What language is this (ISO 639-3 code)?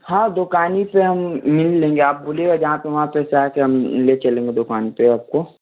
hin